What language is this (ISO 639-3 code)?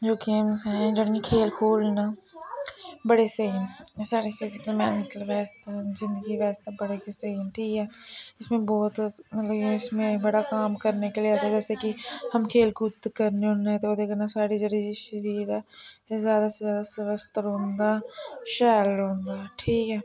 doi